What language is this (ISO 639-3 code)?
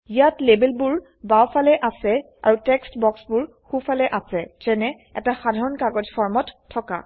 asm